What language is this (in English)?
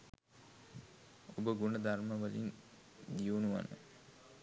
Sinhala